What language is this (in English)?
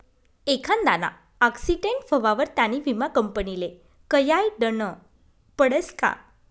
Marathi